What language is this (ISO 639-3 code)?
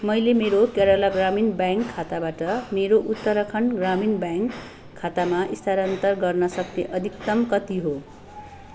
nep